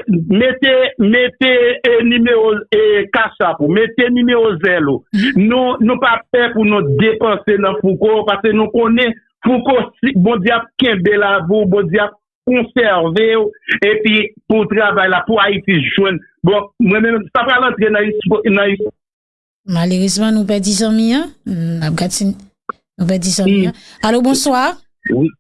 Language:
French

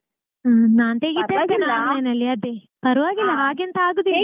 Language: Kannada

